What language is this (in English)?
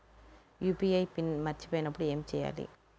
Telugu